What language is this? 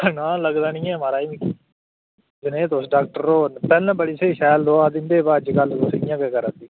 Dogri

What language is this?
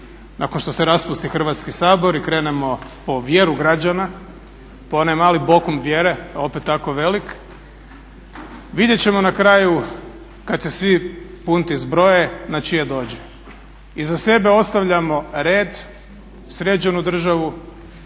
Croatian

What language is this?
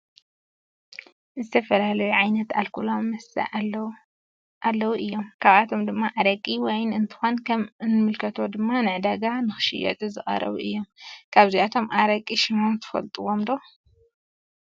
Tigrinya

